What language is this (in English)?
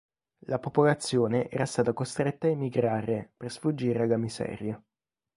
Italian